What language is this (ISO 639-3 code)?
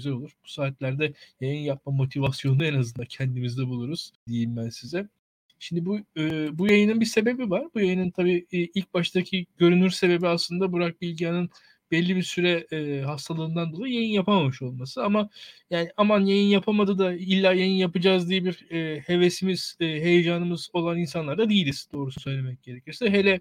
tur